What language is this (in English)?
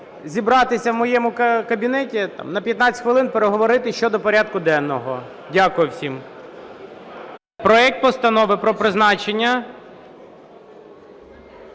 Ukrainian